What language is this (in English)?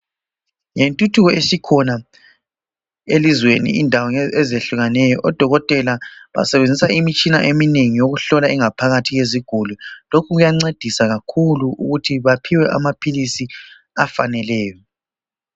North Ndebele